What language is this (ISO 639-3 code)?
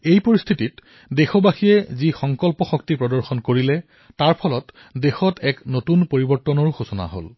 asm